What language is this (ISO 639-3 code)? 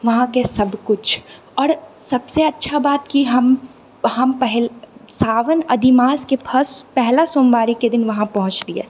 mai